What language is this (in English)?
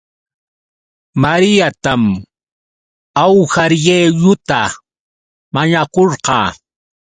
Yauyos Quechua